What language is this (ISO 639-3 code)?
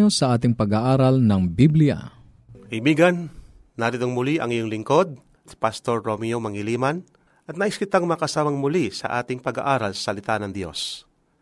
fil